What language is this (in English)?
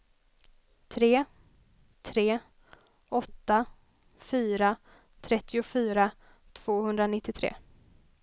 Swedish